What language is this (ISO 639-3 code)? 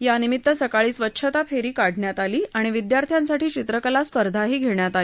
mar